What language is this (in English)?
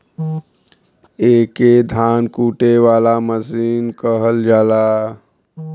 Bhojpuri